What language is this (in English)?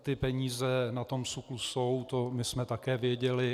Czech